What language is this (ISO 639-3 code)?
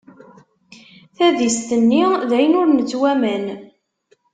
kab